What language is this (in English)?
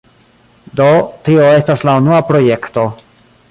Esperanto